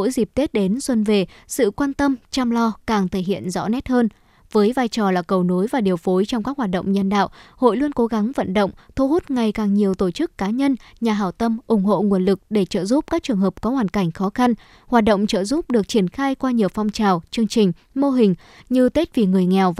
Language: Vietnamese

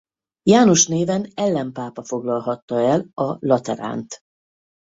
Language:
Hungarian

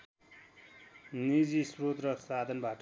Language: Nepali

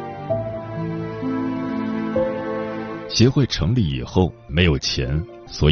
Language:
Chinese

